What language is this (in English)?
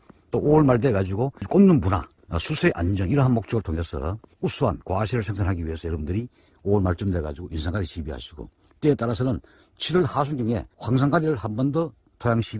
Korean